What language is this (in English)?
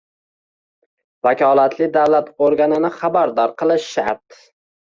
Uzbek